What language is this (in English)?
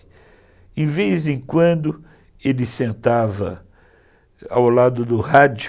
Portuguese